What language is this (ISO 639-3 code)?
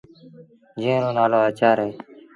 sbn